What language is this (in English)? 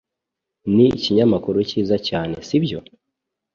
Kinyarwanda